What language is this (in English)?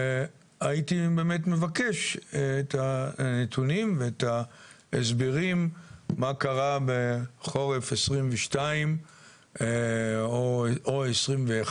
Hebrew